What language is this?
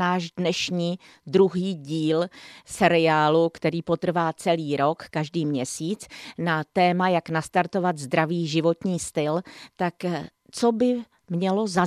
Czech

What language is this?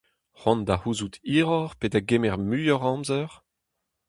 Breton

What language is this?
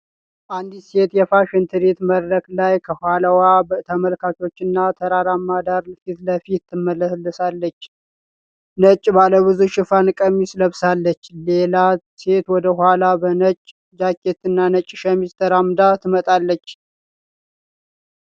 Amharic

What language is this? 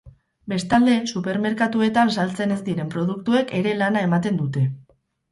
Basque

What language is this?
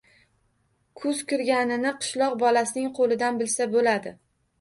Uzbek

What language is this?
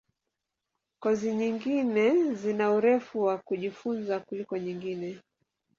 Swahili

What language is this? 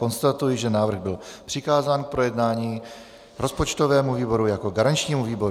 Czech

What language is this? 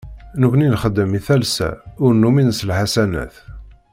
Kabyle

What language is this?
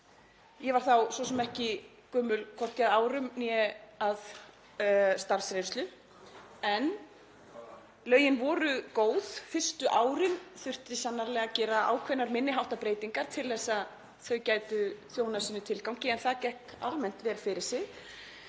Icelandic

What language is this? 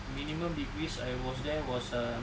English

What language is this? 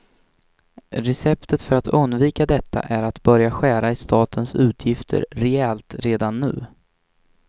Swedish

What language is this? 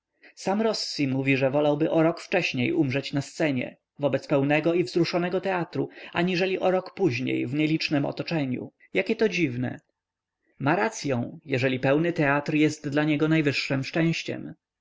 Polish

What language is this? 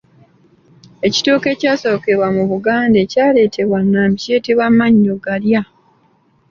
Ganda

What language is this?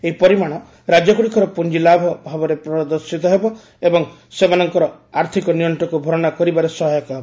Odia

